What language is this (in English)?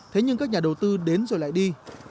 Vietnamese